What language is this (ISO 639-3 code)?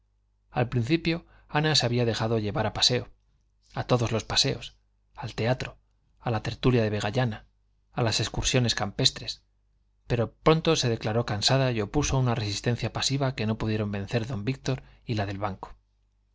spa